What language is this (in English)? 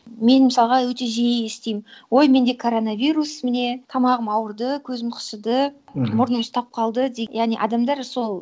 Kazakh